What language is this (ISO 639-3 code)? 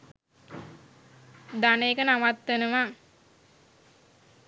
sin